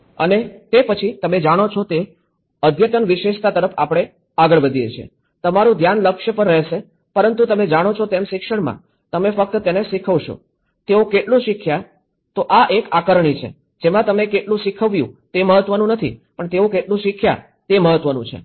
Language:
Gujarati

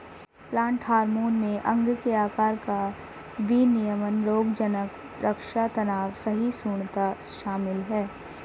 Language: Hindi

